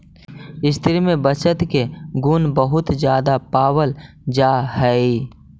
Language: Magahi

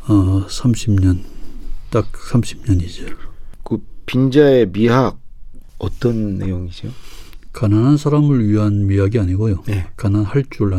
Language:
Korean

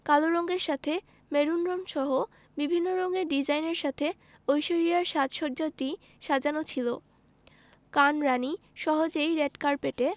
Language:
Bangla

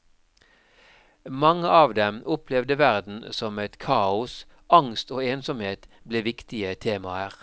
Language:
Norwegian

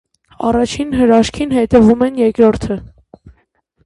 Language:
Armenian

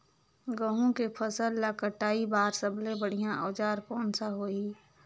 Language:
Chhattisgarhi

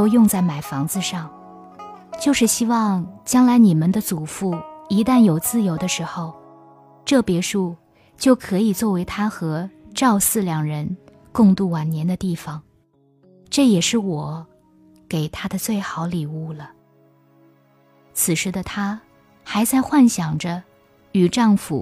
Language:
Chinese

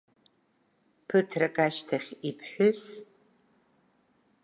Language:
Abkhazian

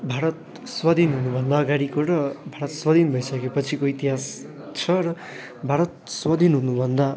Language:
Nepali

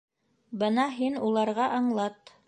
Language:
Bashkir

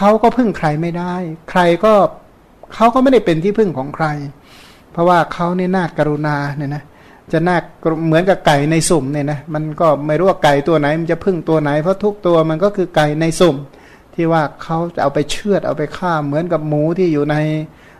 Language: Thai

